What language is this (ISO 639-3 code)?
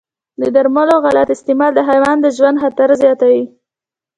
pus